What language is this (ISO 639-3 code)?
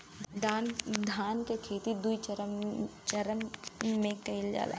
bho